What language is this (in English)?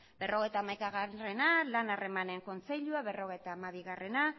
Basque